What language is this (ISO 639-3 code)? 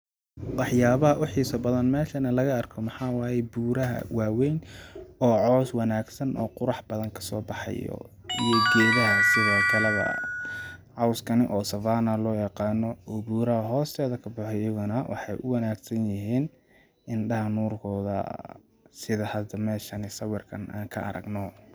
som